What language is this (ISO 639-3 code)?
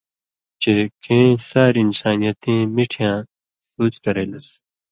mvy